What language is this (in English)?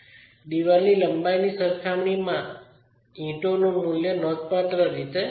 Gujarati